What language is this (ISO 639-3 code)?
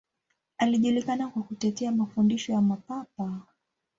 swa